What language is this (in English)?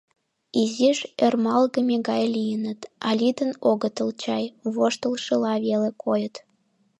Mari